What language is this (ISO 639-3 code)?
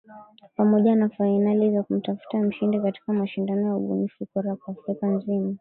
swa